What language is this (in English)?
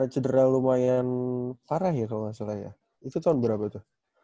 Indonesian